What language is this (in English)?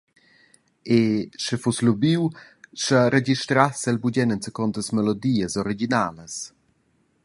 Romansh